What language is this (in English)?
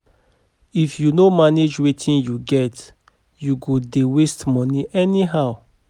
Nigerian Pidgin